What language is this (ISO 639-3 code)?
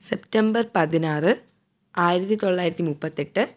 mal